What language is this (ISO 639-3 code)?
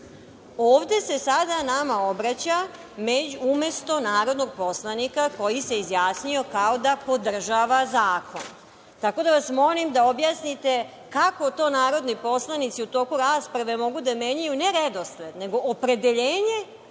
srp